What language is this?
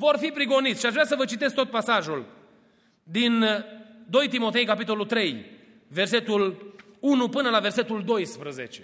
Romanian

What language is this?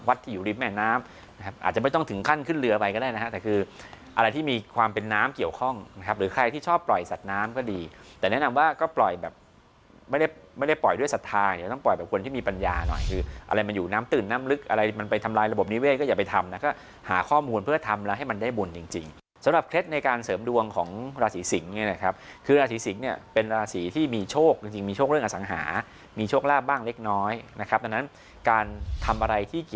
Thai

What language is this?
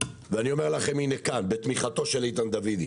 Hebrew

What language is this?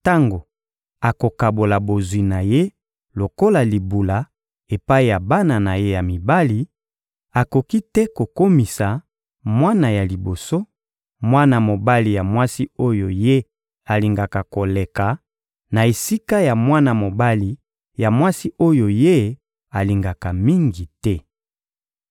Lingala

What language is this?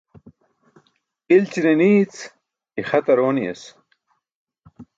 Burushaski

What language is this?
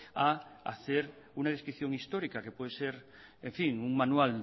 Spanish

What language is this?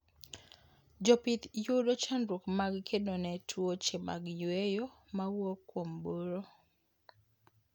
Luo (Kenya and Tanzania)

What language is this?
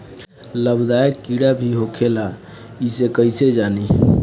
Bhojpuri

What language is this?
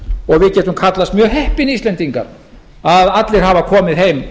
Icelandic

